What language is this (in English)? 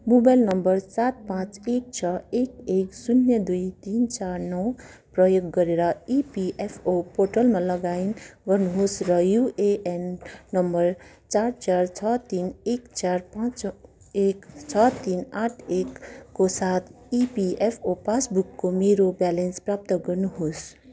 Nepali